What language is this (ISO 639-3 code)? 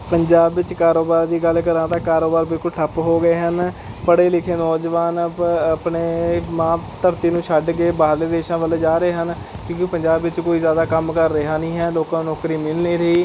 pan